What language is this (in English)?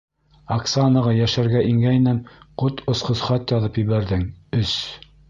Bashkir